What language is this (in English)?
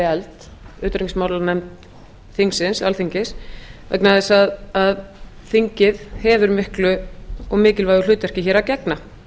Icelandic